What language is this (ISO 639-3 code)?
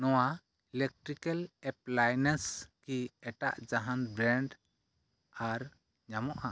sat